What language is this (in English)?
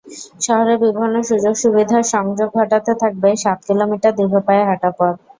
Bangla